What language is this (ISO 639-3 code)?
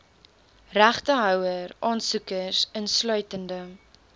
afr